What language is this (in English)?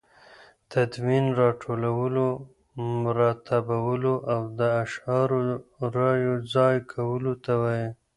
Pashto